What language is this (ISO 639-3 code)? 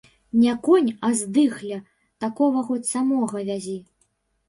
bel